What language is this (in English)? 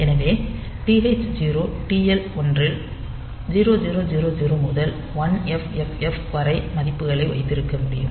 Tamil